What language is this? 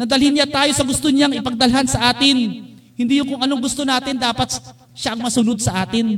Filipino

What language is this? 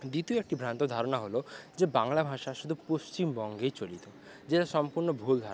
Bangla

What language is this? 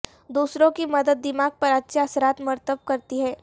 Urdu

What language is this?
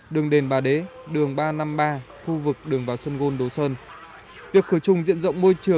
Vietnamese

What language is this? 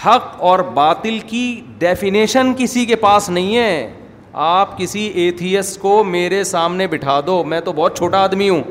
Urdu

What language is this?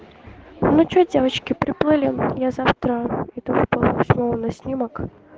Russian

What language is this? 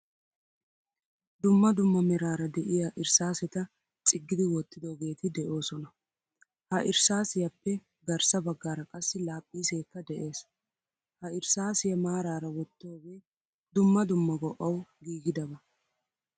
Wolaytta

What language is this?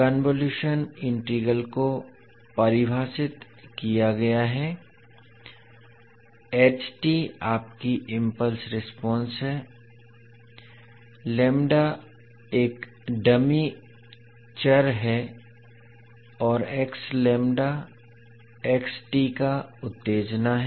Hindi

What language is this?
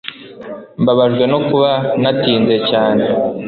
Kinyarwanda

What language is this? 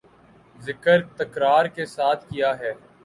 Urdu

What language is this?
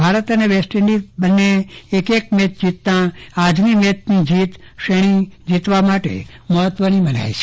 Gujarati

